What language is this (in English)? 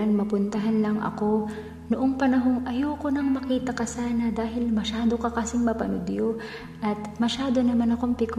Filipino